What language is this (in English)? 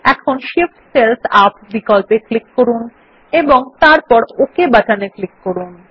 Bangla